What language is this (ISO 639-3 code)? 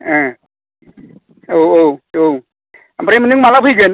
brx